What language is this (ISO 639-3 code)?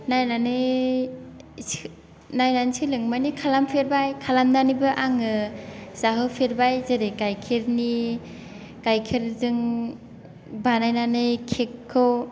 brx